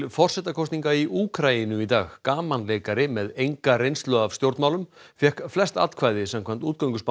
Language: Icelandic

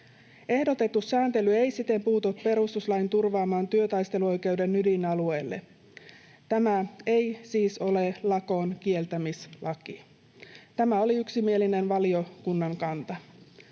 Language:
Finnish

